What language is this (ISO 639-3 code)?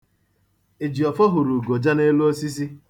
ibo